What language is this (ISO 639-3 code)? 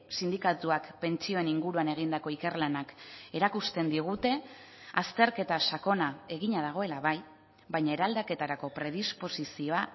eus